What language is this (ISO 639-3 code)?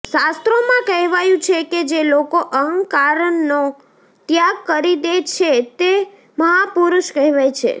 guj